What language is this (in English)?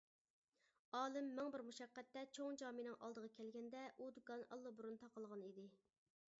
Uyghur